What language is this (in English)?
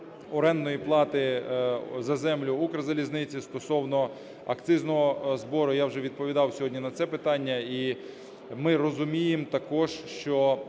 Ukrainian